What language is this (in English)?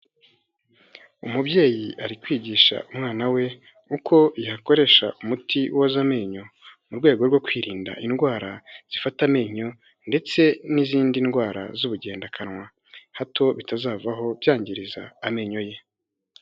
Kinyarwanda